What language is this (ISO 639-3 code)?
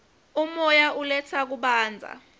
ssw